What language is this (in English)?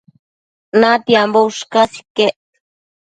Matsés